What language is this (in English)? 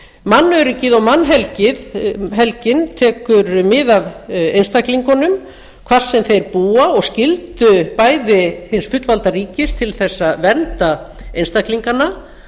Icelandic